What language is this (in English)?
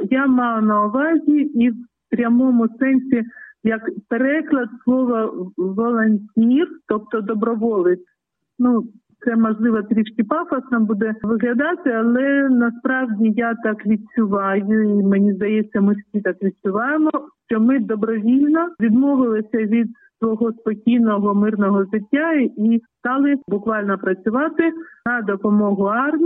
Ukrainian